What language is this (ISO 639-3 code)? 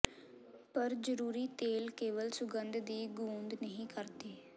pan